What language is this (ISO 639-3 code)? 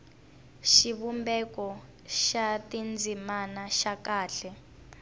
tso